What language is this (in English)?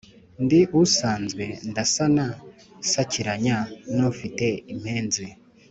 Kinyarwanda